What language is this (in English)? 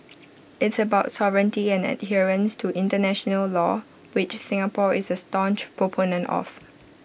English